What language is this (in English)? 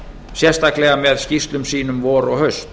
Icelandic